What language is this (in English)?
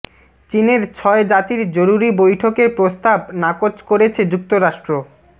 Bangla